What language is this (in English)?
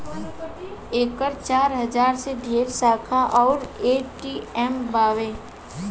Bhojpuri